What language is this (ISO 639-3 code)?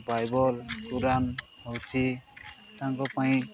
ori